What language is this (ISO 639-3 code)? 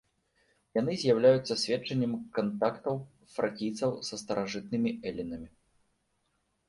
bel